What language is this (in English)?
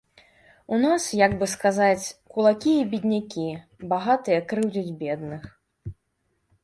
Belarusian